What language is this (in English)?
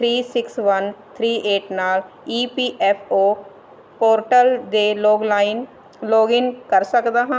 Punjabi